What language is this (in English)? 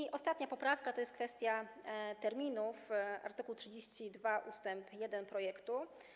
Polish